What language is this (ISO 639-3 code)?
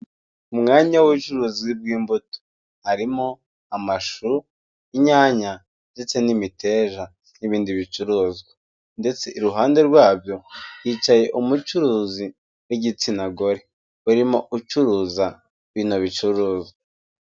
kin